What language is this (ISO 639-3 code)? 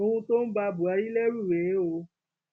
yor